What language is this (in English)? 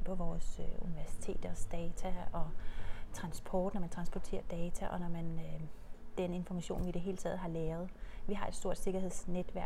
Danish